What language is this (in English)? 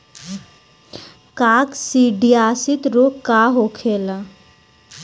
Bhojpuri